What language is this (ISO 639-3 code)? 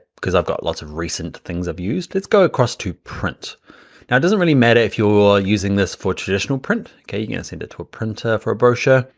eng